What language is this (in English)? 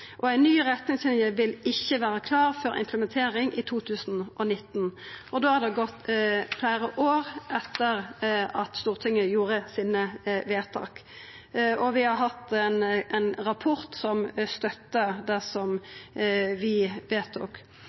Norwegian Nynorsk